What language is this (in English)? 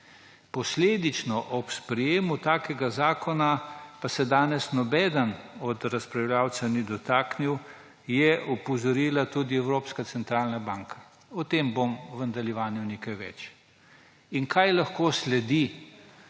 Slovenian